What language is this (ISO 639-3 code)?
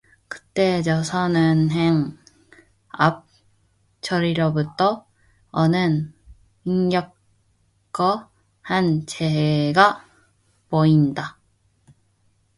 kor